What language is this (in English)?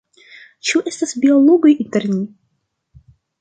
Esperanto